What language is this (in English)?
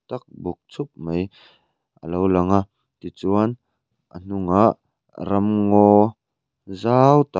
Mizo